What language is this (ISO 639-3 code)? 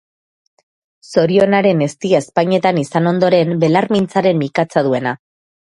eus